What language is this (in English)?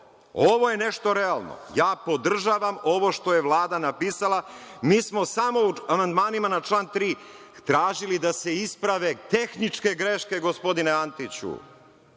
Serbian